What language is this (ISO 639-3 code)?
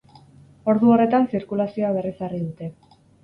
eus